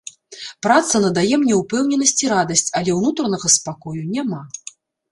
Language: Belarusian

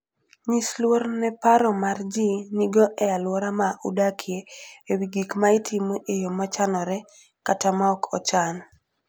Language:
Luo (Kenya and Tanzania)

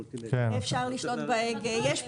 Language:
Hebrew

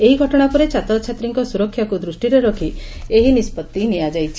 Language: Odia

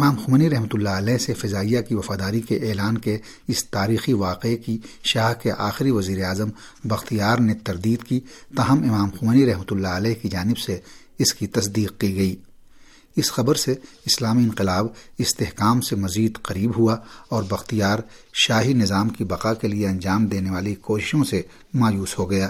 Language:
Urdu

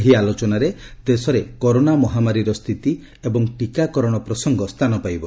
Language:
Odia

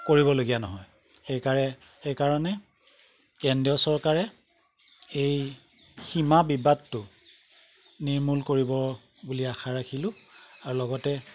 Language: Assamese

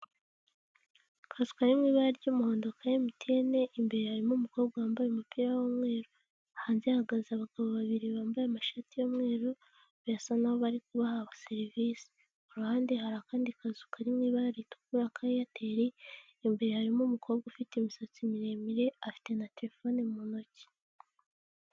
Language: Kinyarwanda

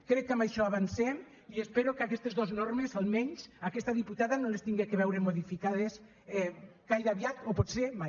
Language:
Catalan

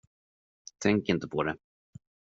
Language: Swedish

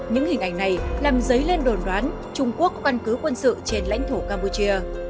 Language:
Vietnamese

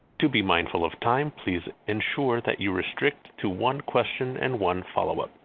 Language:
English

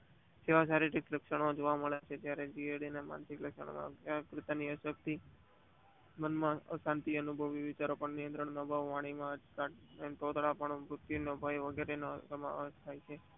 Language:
Gujarati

